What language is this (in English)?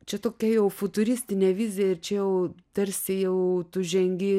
Lithuanian